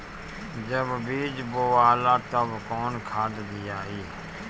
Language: Bhojpuri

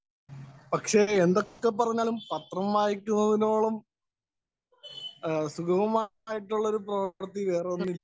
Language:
Malayalam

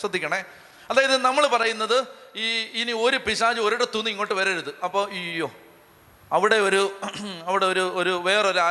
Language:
Malayalam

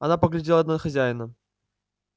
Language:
Russian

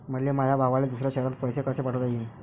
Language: Marathi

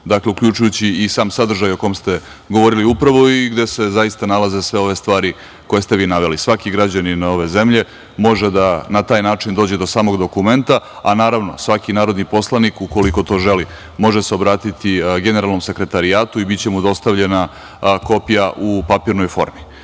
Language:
Serbian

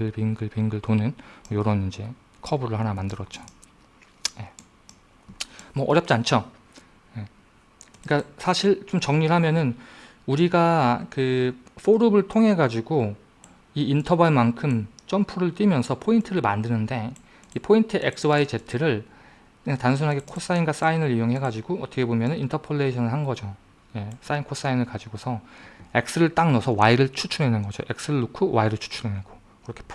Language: Korean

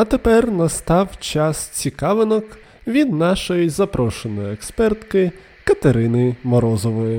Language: Ukrainian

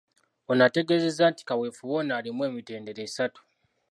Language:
Ganda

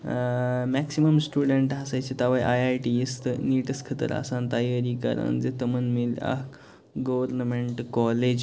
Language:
Kashmiri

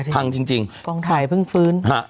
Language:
Thai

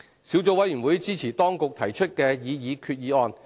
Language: Cantonese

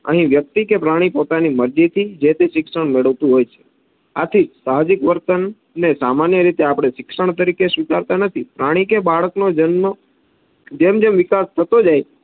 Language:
Gujarati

